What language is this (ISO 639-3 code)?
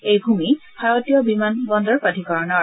asm